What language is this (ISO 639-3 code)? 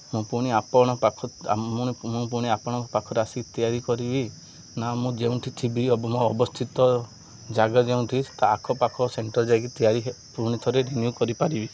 ori